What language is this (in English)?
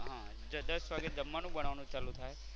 Gujarati